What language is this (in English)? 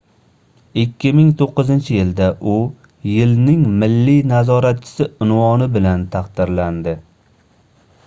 Uzbek